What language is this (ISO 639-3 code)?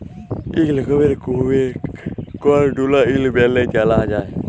ben